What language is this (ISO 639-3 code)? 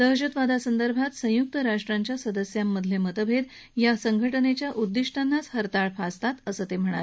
mar